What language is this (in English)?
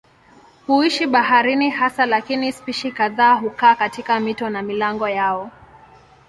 Swahili